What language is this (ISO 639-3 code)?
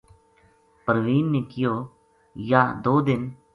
gju